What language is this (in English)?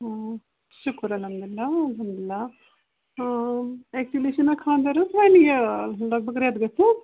Kashmiri